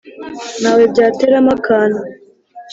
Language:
Kinyarwanda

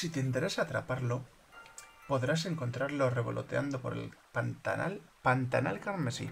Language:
Spanish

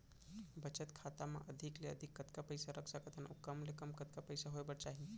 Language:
Chhattisgarhi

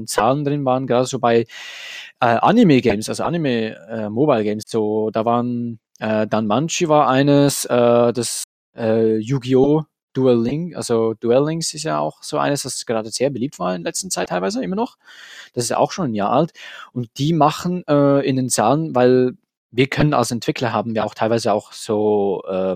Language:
German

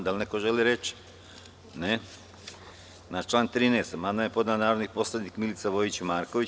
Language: Serbian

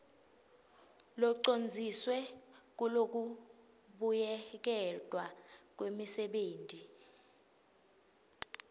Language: Swati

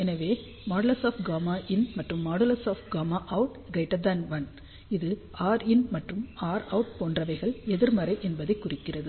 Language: Tamil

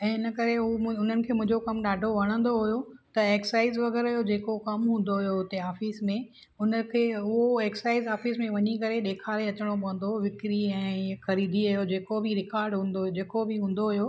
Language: Sindhi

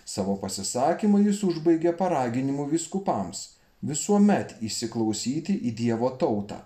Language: Lithuanian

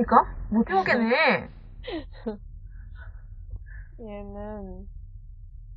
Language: Korean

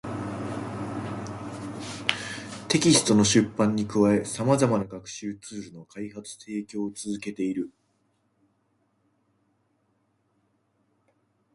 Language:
Japanese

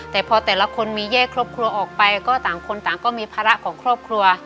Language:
Thai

